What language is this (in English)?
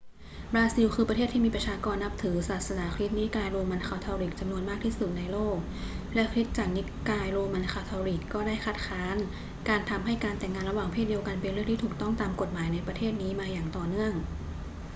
Thai